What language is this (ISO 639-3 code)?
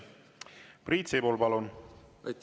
est